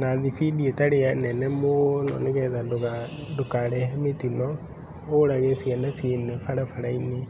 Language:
Kikuyu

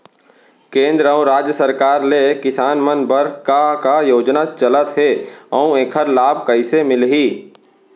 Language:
Chhattisgarhi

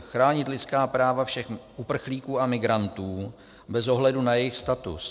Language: Czech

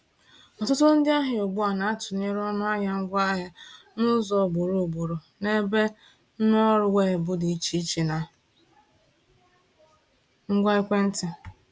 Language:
Igbo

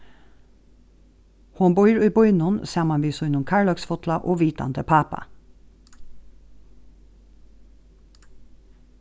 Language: Faroese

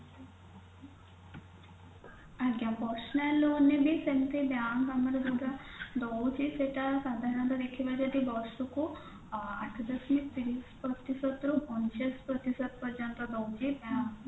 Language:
Odia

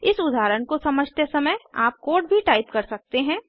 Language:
Hindi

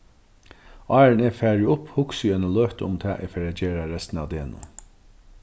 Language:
Faroese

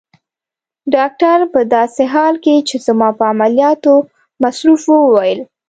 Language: Pashto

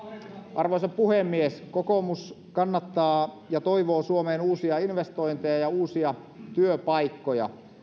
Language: Finnish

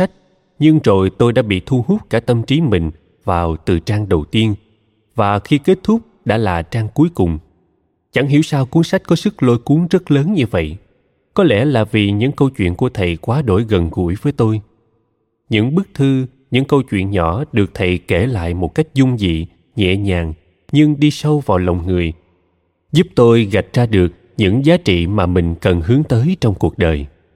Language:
Vietnamese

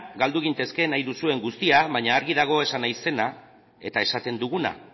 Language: Basque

